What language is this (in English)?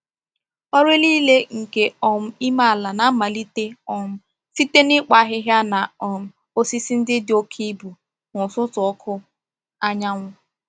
Igbo